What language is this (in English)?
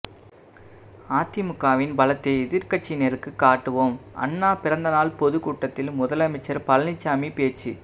Tamil